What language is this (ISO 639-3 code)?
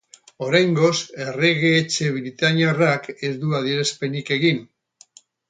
eus